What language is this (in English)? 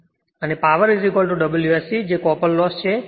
Gujarati